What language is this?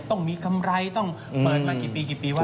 Thai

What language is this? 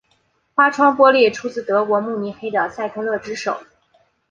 Chinese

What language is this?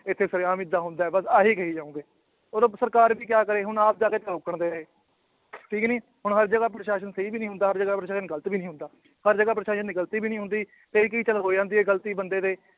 Punjabi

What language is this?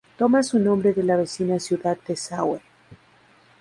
Spanish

